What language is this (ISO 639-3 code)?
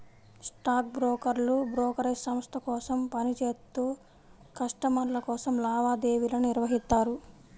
tel